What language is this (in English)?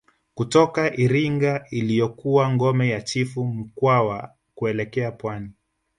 Swahili